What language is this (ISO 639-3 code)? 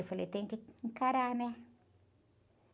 por